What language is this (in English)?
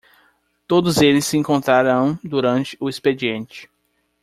Portuguese